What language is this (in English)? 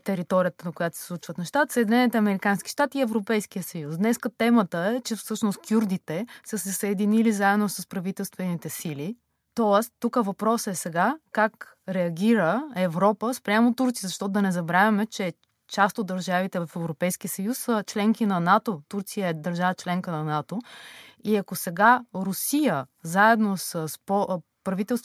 Bulgarian